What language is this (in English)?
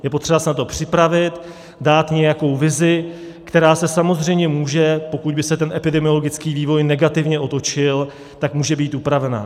Czech